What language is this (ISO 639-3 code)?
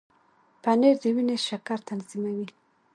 pus